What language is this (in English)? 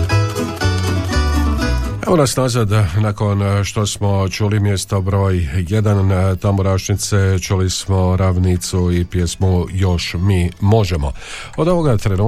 Croatian